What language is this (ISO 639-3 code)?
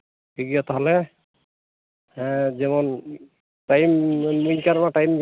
sat